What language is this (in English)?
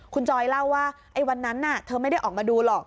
Thai